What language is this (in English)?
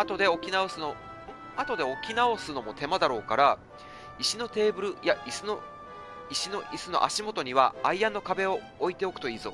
Japanese